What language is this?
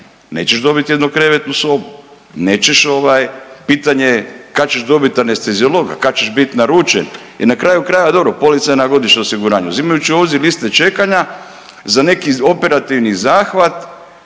Croatian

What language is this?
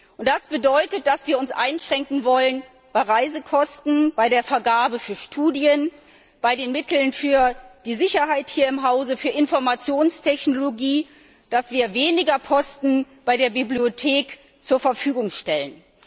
German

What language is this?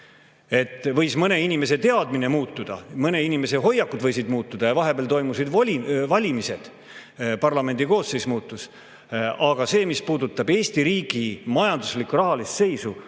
Estonian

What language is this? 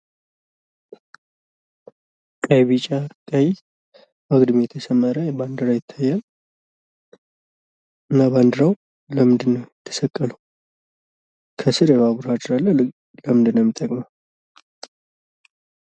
Amharic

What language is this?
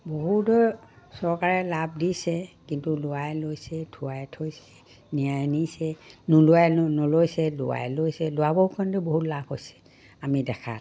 Assamese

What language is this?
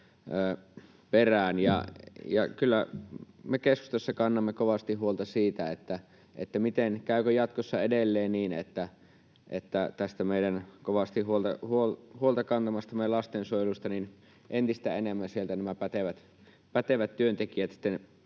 Finnish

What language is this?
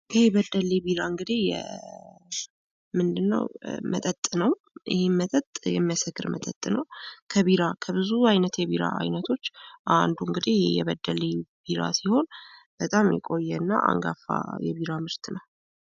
Amharic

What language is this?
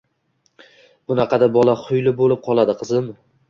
Uzbek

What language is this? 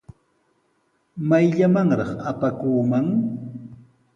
Sihuas Ancash Quechua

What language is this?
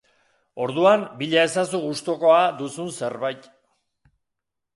Basque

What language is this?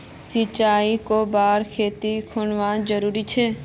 Magahi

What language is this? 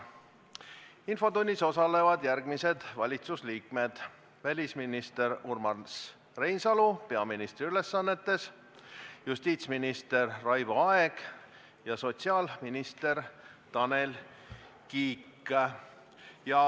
Estonian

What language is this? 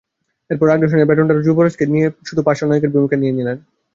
Bangla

